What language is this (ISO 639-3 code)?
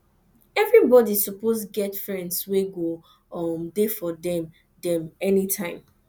pcm